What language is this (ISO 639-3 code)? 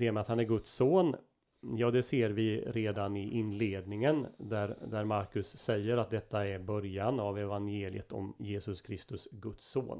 swe